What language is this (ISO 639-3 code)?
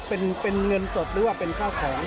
tha